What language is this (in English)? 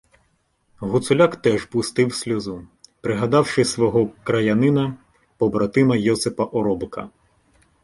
Ukrainian